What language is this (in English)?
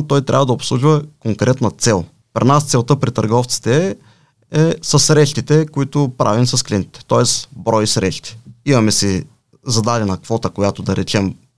Bulgarian